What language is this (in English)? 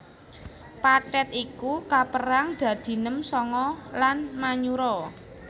Javanese